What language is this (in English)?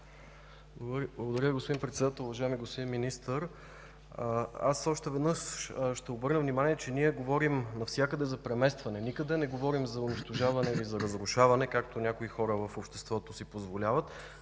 Bulgarian